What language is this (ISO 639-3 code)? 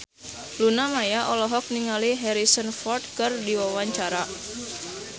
sun